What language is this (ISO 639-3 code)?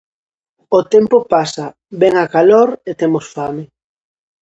glg